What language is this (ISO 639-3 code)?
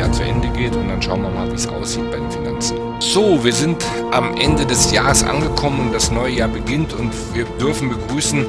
deu